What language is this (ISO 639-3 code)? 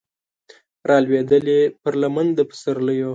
pus